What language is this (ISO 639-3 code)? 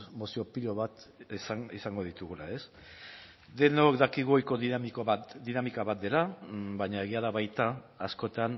eus